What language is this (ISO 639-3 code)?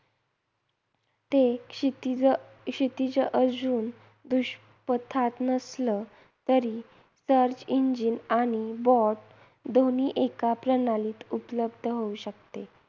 mar